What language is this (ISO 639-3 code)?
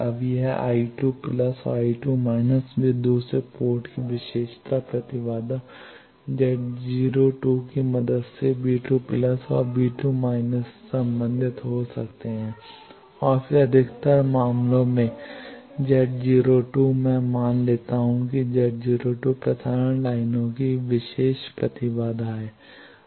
hin